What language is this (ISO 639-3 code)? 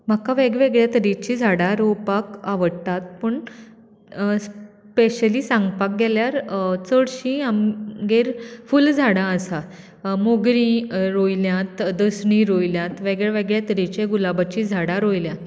kok